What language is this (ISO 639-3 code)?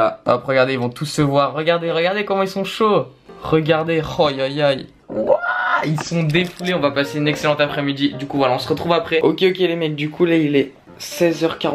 fra